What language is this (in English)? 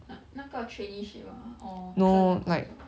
English